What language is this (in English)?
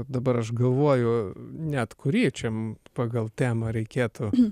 Lithuanian